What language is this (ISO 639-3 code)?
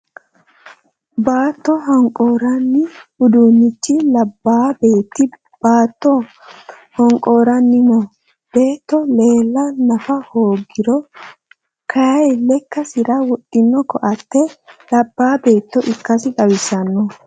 sid